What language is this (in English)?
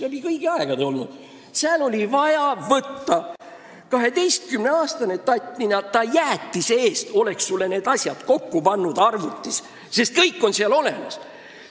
Estonian